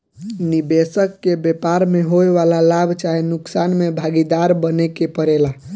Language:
Bhojpuri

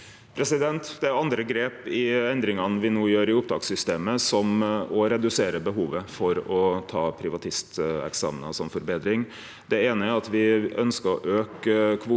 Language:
Norwegian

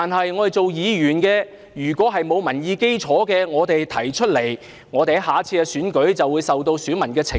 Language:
Cantonese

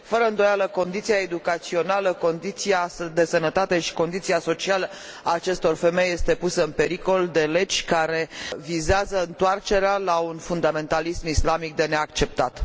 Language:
Romanian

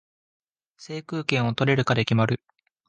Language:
Japanese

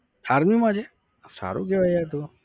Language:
Gujarati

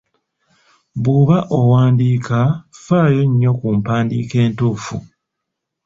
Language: Ganda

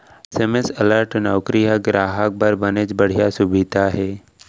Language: Chhattisgarhi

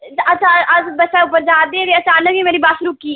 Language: Dogri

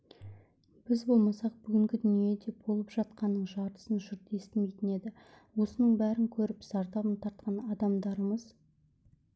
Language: Kazakh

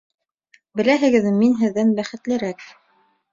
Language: Bashkir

